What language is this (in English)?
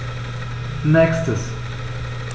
German